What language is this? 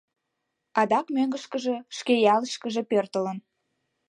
Mari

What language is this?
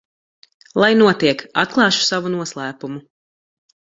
Latvian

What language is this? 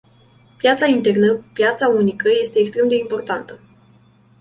Romanian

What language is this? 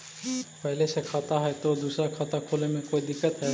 Magahi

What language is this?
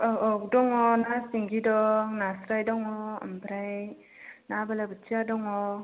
Bodo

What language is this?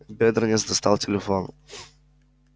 Russian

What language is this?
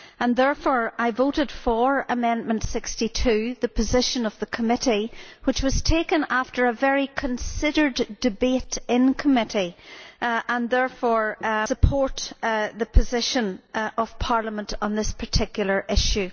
English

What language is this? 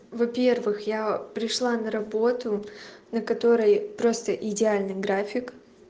Russian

